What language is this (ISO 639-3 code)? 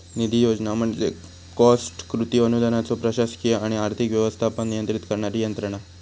mar